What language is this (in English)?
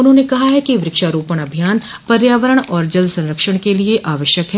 Hindi